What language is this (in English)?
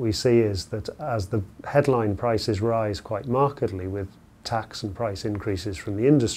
English